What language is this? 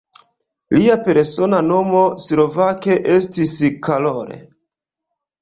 Esperanto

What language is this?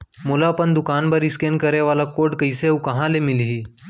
Chhattisgarhi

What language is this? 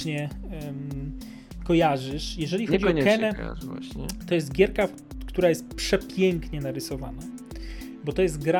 Polish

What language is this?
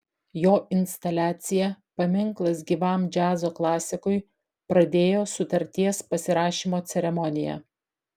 Lithuanian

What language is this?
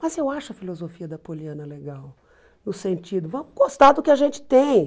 Portuguese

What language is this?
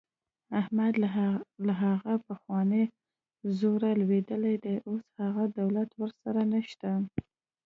Pashto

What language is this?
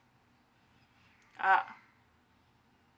English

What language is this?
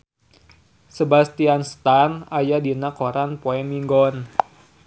Sundanese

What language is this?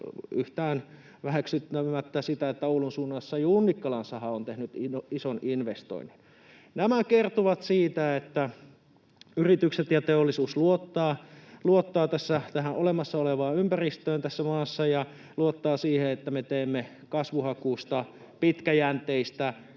Finnish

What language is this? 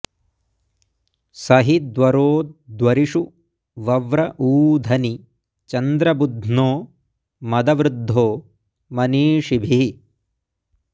Sanskrit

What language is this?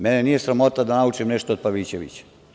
Serbian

